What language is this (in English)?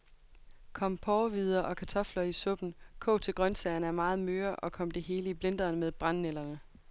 Danish